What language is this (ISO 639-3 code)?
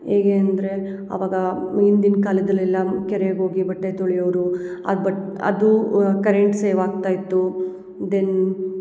kan